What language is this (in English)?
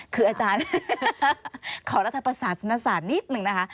Thai